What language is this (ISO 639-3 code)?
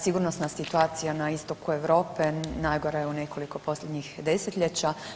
hrv